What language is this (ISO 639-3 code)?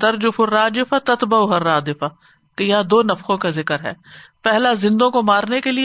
urd